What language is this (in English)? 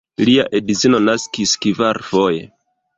Esperanto